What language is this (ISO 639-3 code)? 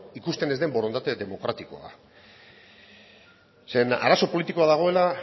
eus